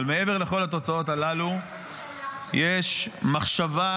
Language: Hebrew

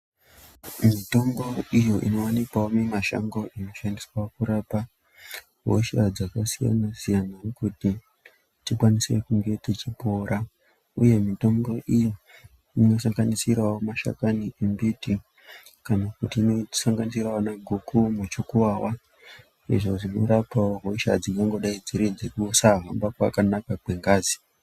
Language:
Ndau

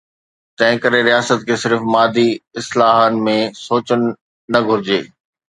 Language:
Sindhi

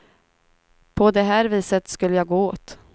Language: Swedish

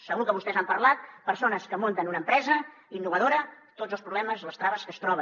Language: Catalan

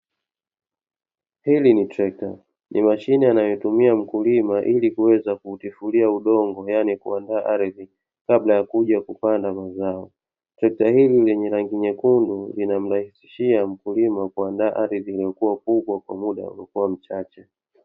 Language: Swahili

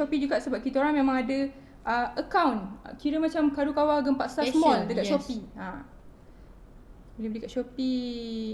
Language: Malay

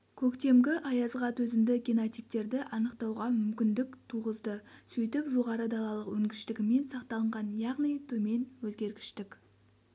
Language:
Kazakh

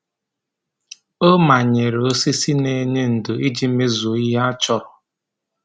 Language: Igbo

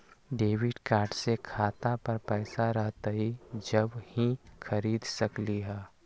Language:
Magahi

